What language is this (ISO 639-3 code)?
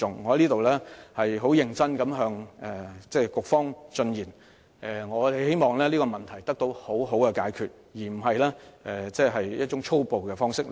yue